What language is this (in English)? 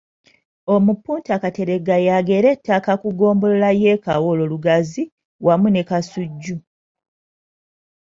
Ganda